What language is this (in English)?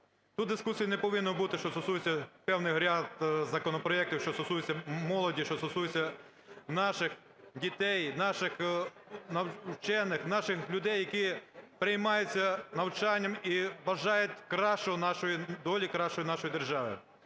Ukrainian